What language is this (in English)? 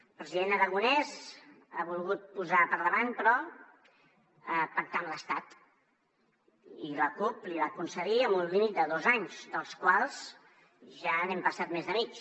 Catalan